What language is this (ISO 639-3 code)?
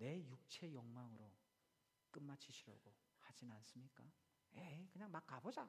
kor